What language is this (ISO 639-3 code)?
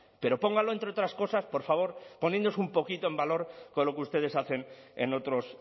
spa